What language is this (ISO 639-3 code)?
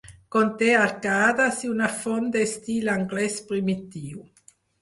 cat